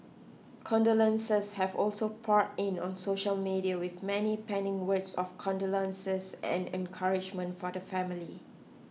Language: English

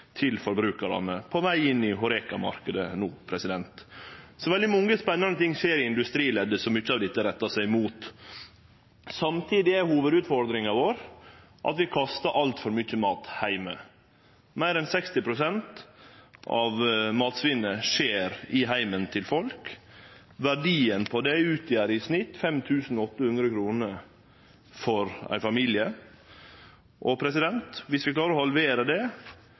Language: Norwegian Nynorsk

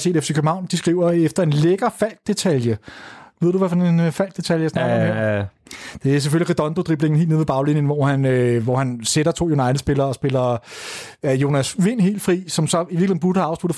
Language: Danish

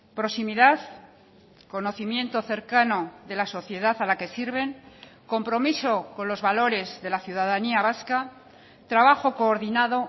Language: Spanish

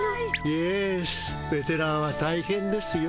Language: Japanese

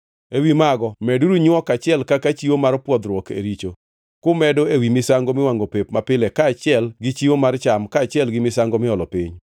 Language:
Luo (Kenya and Tanzania)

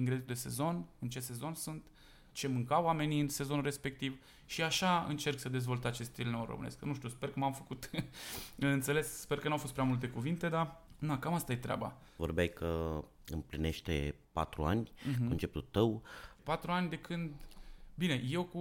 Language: Romanian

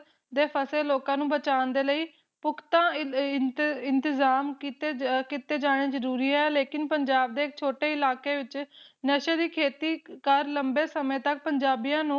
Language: Punjabi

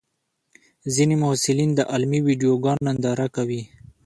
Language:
Pashto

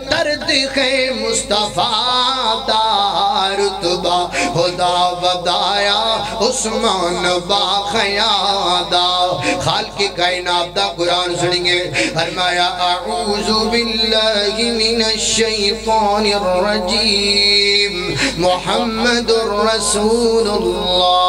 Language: Arabic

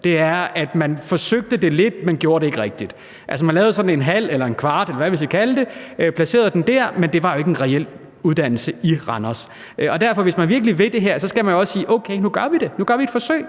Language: Danish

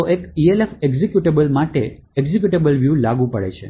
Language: Gujarati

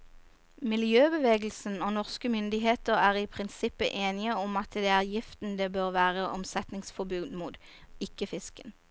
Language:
Norwegian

